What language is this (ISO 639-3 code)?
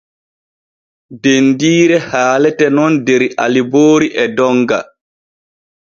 fue